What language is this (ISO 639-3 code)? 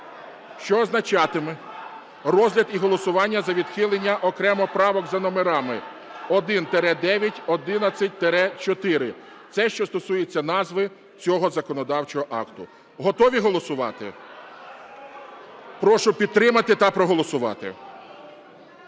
ukr